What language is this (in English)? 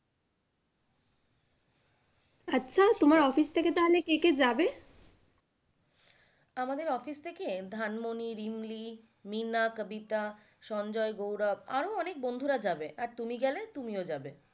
Bangla